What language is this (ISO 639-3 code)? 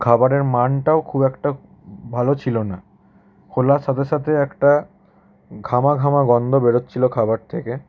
ben